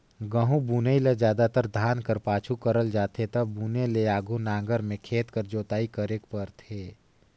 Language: Chhattisgarhi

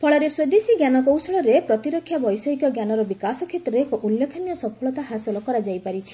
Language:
Odia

